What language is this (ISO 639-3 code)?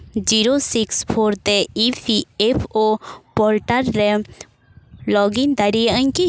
sat